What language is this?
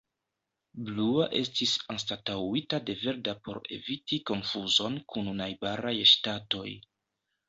Esperanto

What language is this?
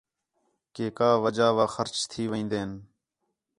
Khetrani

